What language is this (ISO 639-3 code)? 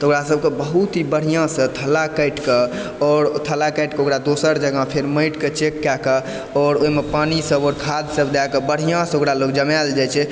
mai